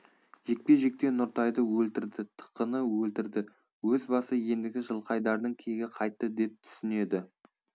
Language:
Kazakh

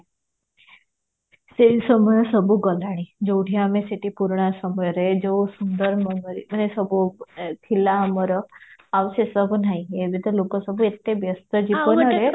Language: Odia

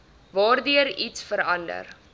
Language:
Afrikaans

